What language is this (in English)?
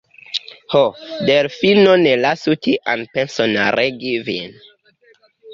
Esperanto